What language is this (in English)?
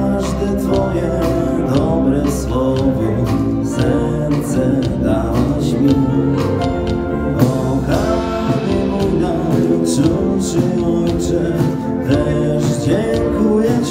Polish